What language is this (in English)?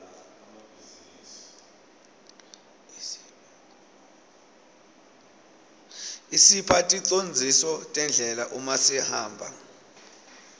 Swati